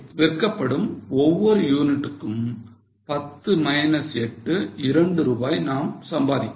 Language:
Tamil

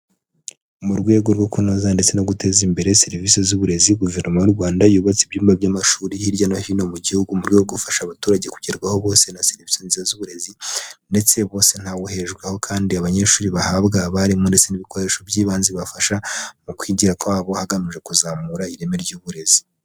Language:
Kinyarwanda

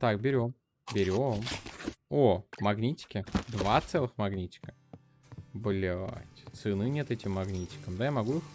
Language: Russian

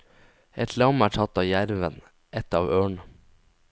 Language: Norwegian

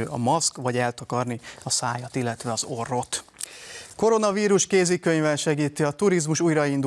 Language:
Hungarian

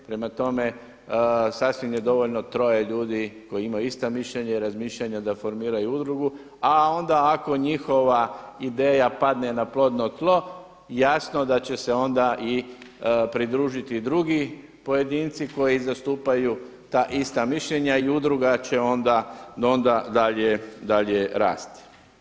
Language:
Croatian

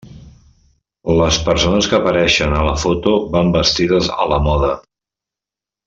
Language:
Catalan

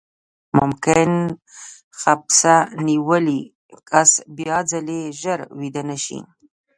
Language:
Pashto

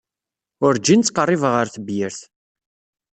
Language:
Kabyle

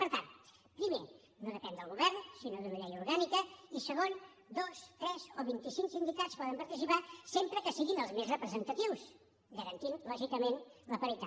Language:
Catalan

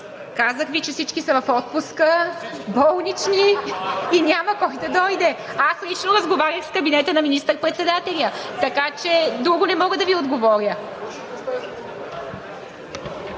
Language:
Bulgarian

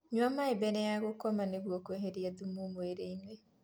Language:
Kikuyu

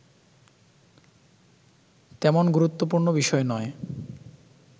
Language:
Bangla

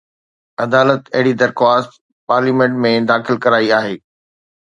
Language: Sindhi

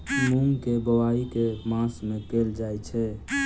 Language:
Maithili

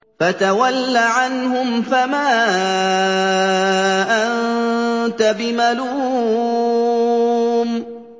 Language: Arabic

